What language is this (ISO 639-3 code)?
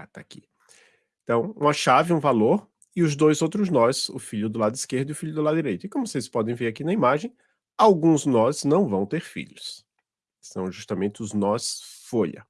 por